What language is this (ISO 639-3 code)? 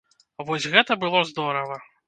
bel